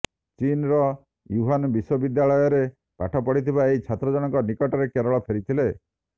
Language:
Odia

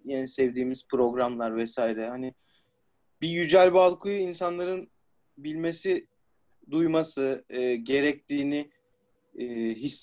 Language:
Turkish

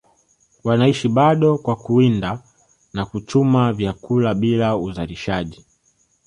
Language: Swahili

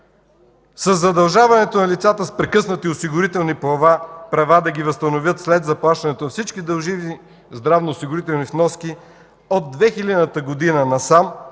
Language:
Bulgarian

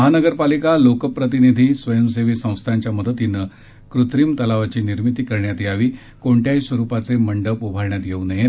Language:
Marathi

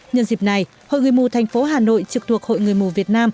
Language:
Vietnamese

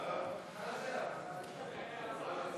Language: Hebrew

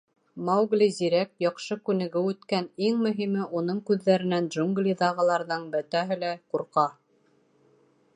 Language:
Bashkir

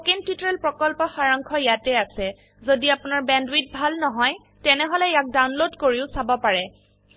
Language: Assamese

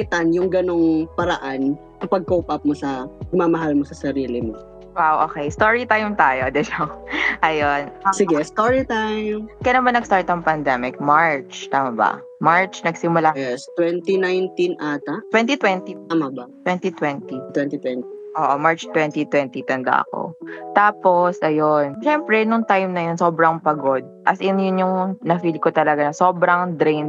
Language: Filipino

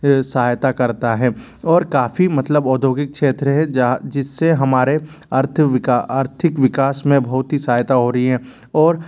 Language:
Hindi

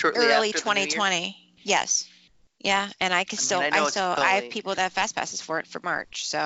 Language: English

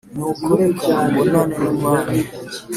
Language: Kinyarwanda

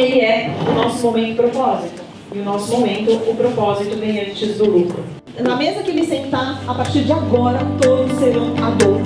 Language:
Portuguese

